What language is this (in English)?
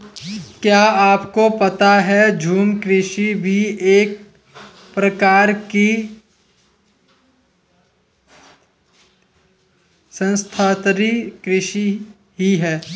Hindi